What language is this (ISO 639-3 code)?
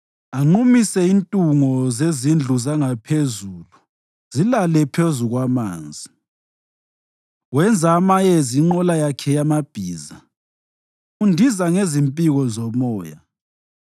nde